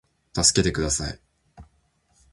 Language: Japanese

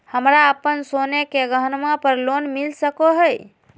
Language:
Magahi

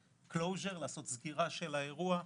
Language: Hebrew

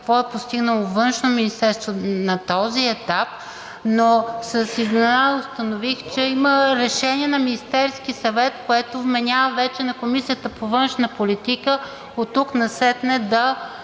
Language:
Bulgarian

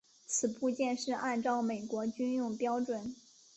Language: Chinese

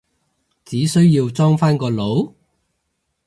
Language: Cantonese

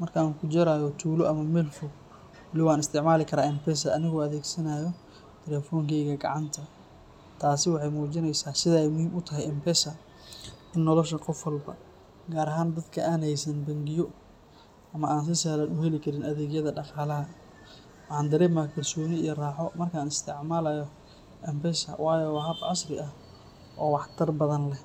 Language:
Somali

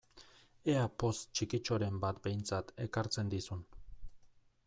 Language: Basque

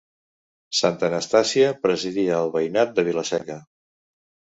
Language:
Catalan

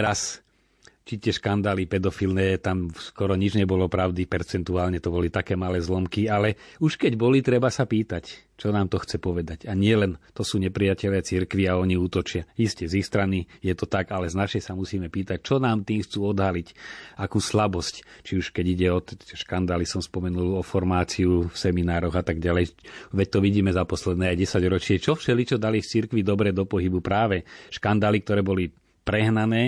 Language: Slovak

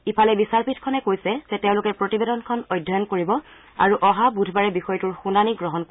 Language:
Assamese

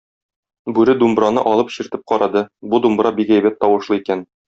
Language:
Tatar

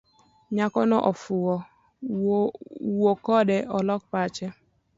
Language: Luo (Kenya and Tanzania)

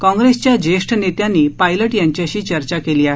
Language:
Marathi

